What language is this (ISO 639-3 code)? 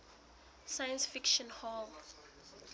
sot